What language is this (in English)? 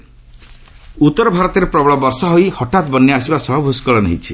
Odia